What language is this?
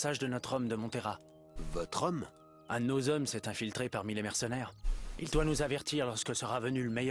French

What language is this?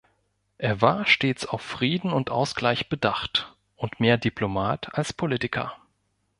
German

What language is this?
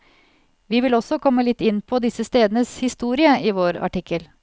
Norwegian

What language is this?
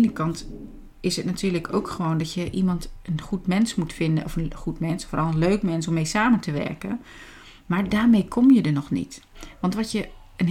Dutch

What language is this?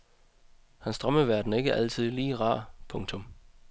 Danish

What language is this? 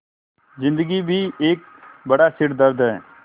Hindi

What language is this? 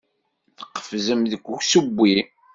Kabyle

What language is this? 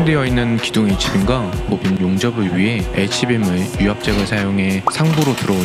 Korean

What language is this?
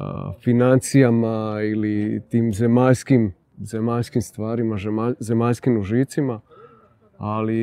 Croatian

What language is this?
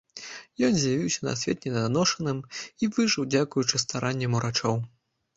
Belarusian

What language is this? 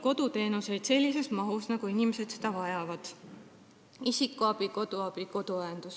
Estonian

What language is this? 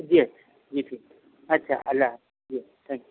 Urdu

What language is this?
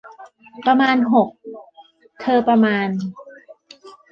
Thai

